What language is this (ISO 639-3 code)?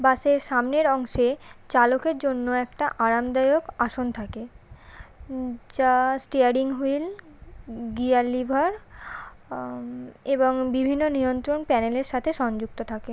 ben